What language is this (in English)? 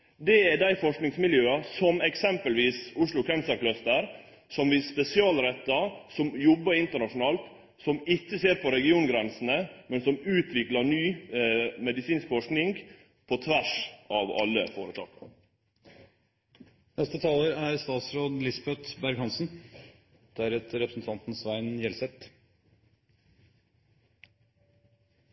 Norwegian Nynorsk